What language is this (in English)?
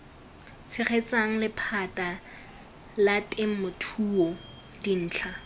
Tswana